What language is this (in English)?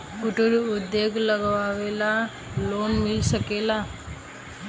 Bhojpuri